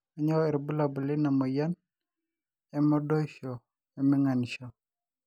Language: Masai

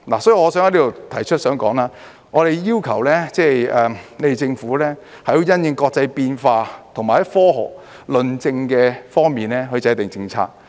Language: Cantonese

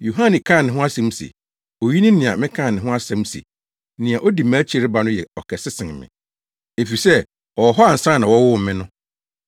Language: Akan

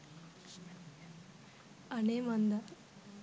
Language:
Sinhala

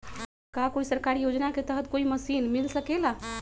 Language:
Magahi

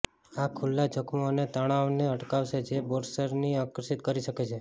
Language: Gujarati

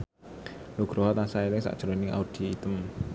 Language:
Javanese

